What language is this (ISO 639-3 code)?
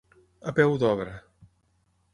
cat